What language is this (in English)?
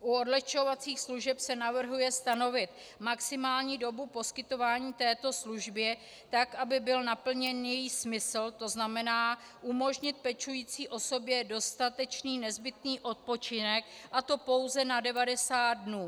Czech